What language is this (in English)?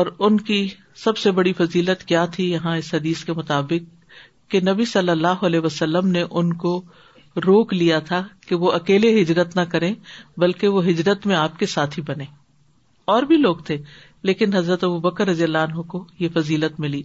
Urdu